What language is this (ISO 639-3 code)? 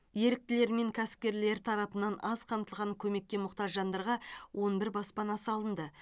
kaz